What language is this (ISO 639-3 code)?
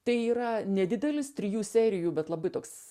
lit